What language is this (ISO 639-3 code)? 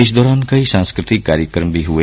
hin